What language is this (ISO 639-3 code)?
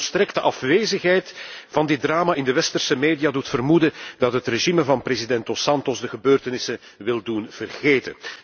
nld